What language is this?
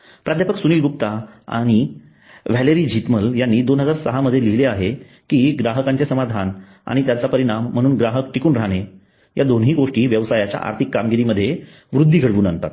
Marathi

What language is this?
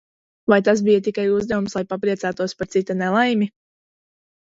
Latvian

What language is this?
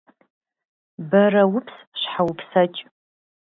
Kabardian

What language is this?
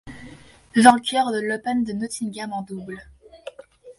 French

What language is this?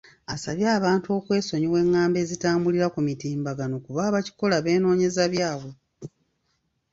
Ganda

